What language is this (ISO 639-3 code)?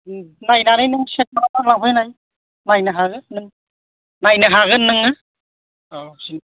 brx